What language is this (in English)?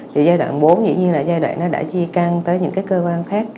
Vietnamese